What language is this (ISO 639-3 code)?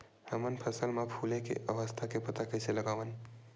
hne